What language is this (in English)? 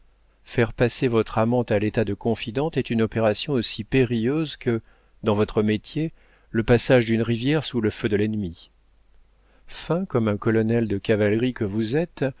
French